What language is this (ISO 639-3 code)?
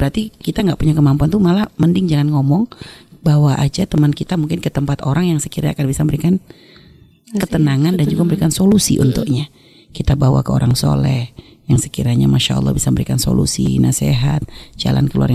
ind